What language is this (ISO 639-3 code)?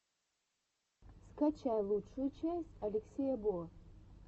rus